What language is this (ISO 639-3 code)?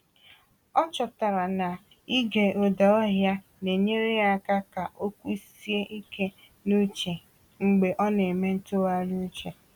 ibo